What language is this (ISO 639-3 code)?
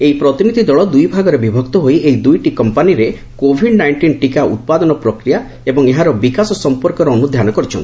ori